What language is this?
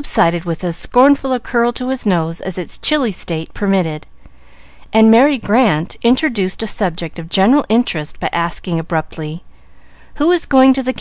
English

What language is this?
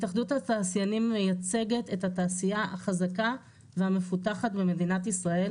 Hebrew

